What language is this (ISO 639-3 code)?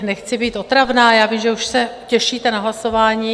ces